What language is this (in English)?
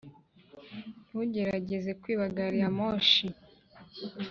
Kinyarwanda